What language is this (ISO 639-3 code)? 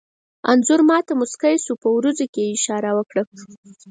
pus